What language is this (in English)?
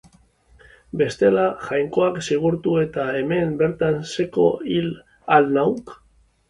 Basque